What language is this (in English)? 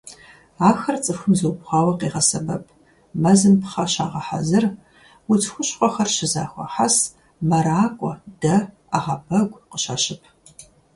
Kabardian